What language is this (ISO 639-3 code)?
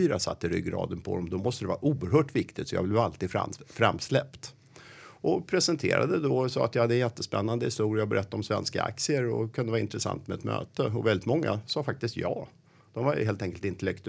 swe